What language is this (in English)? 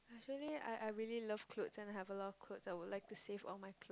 English